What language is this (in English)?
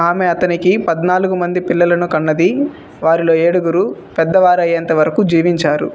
Telugu